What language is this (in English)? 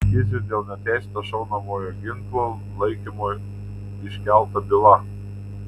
Lithuanian